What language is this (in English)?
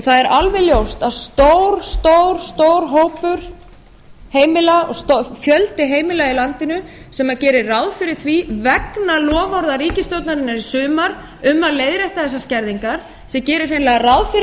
Icelandic